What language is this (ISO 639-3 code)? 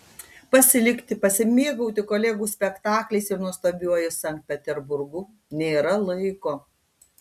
lit